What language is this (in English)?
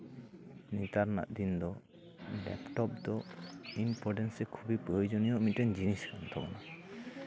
Santali